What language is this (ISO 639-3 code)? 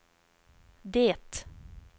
swe